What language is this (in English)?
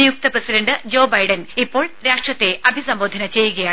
Malayalam